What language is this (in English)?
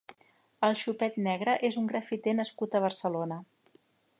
Catalan